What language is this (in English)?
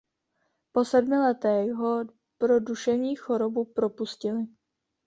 Czech